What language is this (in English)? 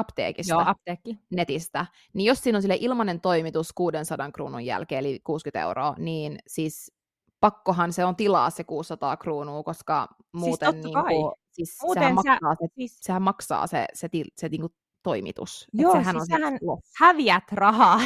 Finnish